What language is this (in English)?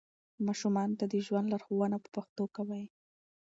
Pashto